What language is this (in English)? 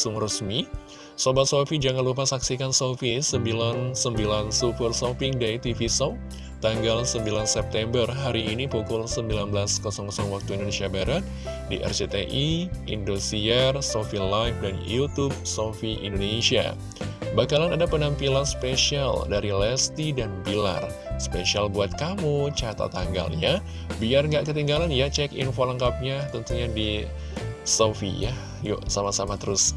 Indonesian